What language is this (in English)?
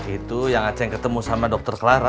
Indonesian